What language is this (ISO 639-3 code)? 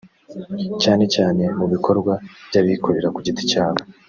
kin